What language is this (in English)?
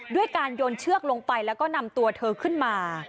Thai